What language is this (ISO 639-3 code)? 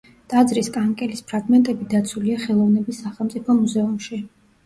kat